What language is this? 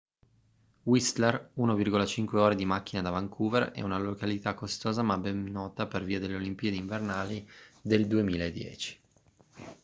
Italian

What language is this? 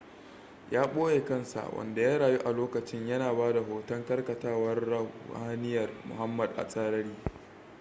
Hausa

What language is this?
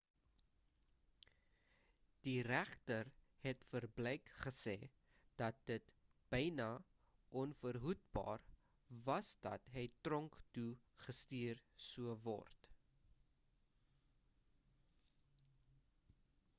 Afrikaans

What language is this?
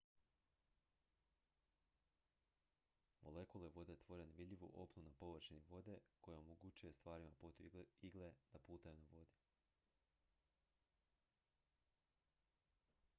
Croatian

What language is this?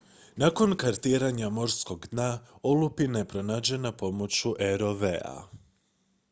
Croatian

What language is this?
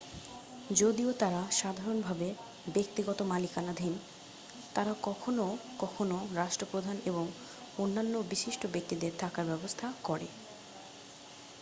Bangla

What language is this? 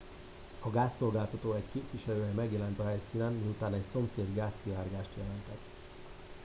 Hungarian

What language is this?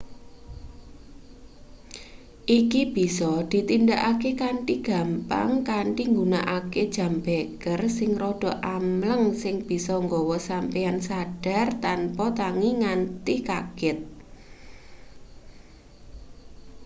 Javanese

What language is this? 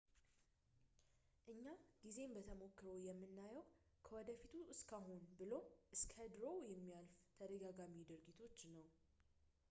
Amharic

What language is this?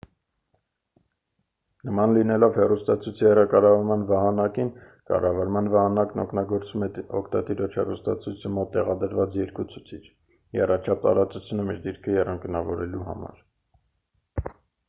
Armenian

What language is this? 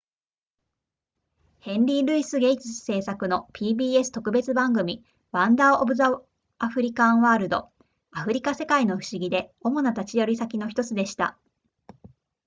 Japanese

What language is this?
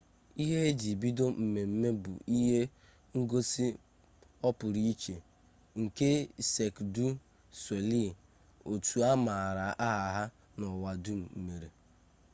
Igbo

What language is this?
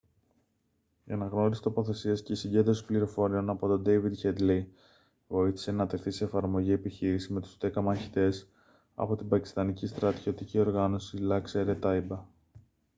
Greek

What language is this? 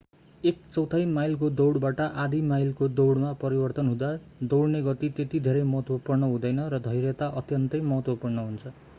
Nepali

